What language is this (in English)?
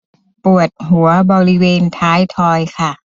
Thai